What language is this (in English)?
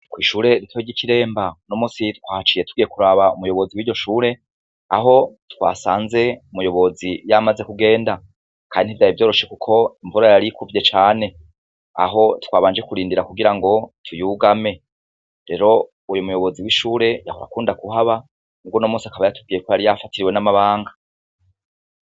Rundi